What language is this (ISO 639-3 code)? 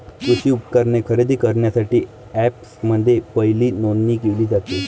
mar